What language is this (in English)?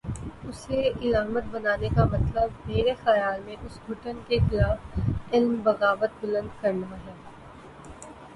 Urdu